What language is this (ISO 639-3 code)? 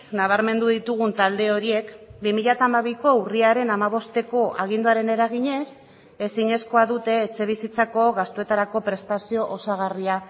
eus